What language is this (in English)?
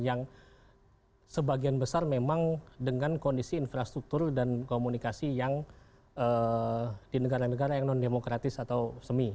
Indonesian